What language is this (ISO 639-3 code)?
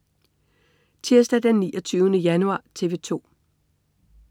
dan